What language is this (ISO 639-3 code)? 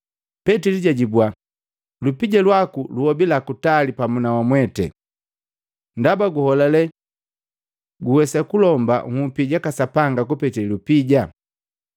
mgv